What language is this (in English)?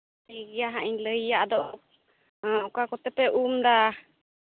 Santali